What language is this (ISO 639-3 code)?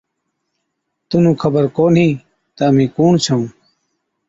odk